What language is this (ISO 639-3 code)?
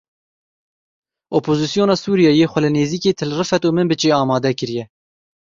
kur